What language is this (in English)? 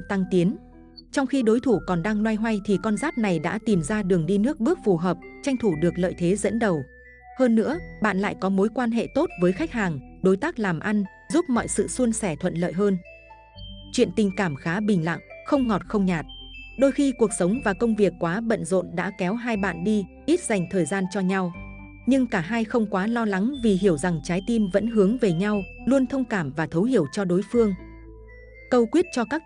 Vietnamese